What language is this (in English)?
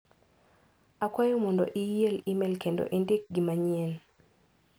Luo (Kenya and Tanzania)